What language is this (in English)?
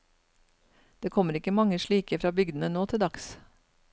Norwegian